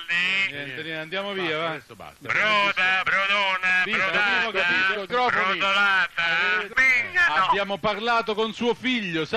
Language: Italian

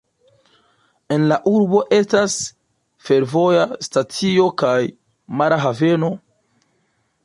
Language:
Esperanto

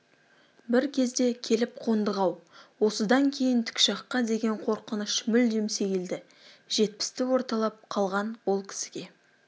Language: Kazakh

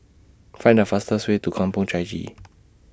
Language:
English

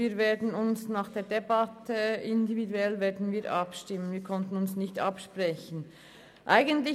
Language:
Swiss German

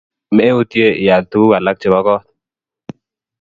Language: Kalenjin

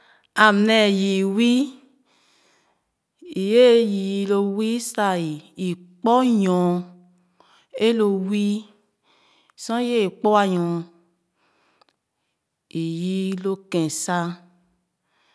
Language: Khana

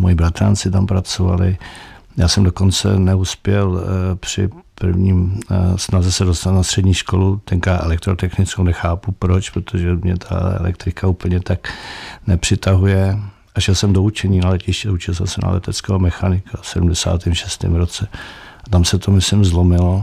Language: Czech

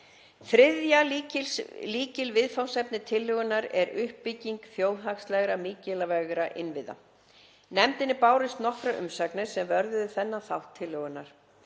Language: Icelandic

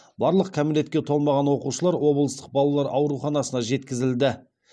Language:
Kazakh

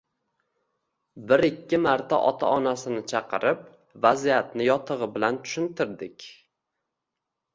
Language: Uzbek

